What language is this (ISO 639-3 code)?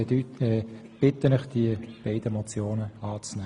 gsw